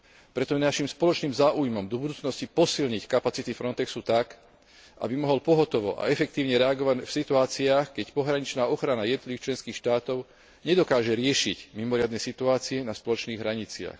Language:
Slovak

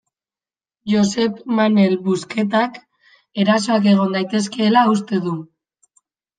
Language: Basque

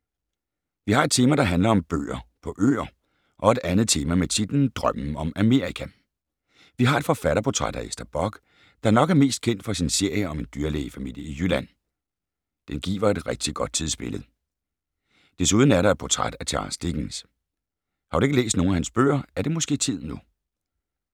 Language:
Danish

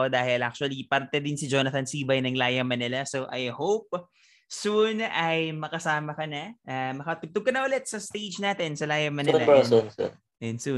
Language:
Filipino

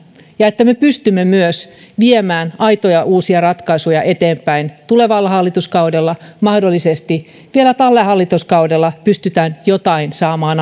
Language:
Finnish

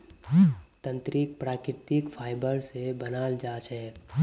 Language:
Magahi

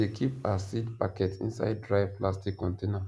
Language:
Nigerian Pidgin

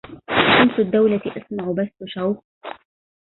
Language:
Arabic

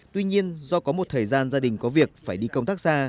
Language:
Vietnamese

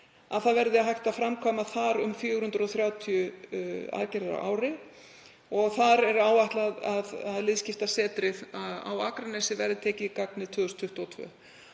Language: Icelandic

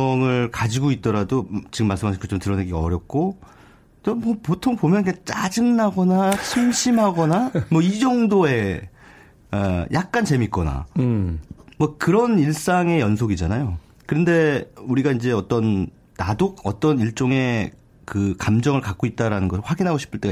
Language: Korean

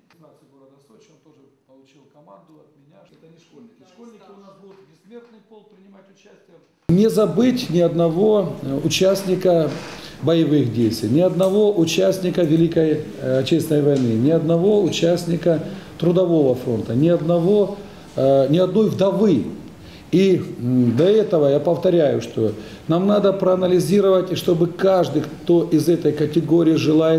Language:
Russian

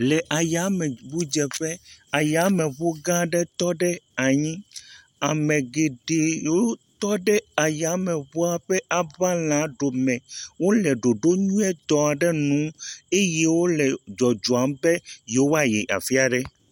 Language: Ewe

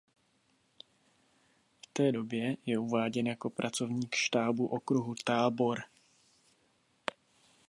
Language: Czech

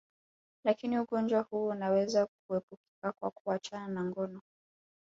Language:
Swahili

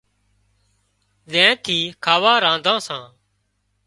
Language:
Wadiyara Koli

